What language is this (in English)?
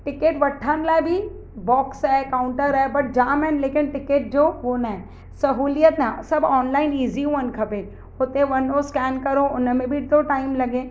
Sindhi